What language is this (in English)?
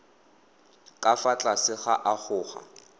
Tswana